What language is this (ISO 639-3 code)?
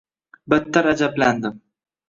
uzb